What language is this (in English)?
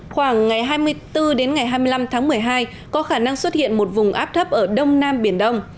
Vietnamese